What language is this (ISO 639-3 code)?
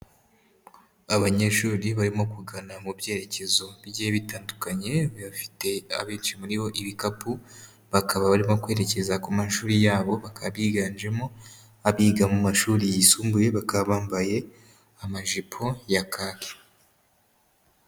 kin